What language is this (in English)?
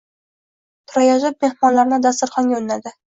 Uzbek